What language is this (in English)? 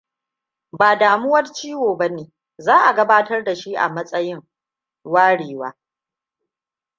Hausa